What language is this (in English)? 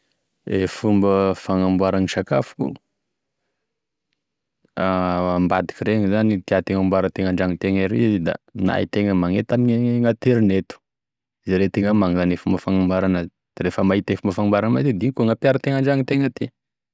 Tesaka Malagasy